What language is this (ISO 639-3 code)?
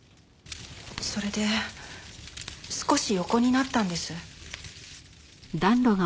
jpn